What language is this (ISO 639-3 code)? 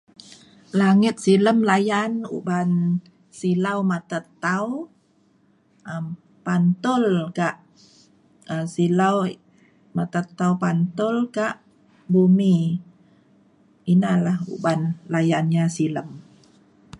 xkl